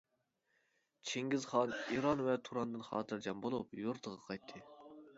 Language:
Uyghur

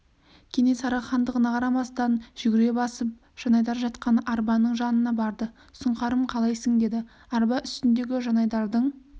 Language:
Kazakh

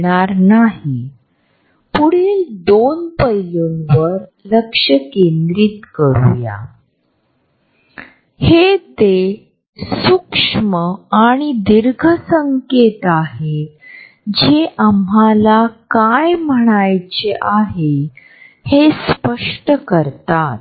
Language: Marathi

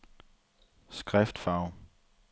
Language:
Danish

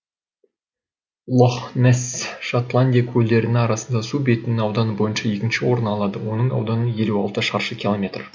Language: Kazakh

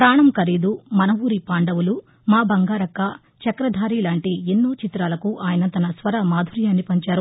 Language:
Telugu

